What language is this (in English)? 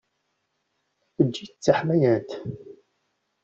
Kabyle